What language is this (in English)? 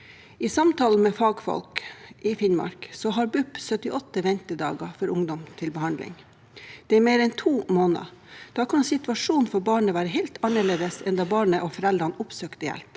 Norwegian